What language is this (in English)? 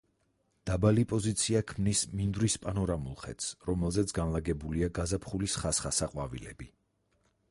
Georgian